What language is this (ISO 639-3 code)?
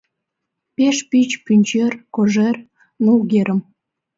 chm